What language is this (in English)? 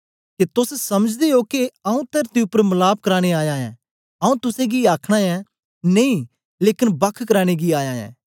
Dogri